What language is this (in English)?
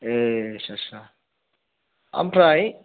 Bodo